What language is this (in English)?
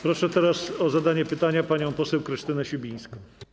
Polish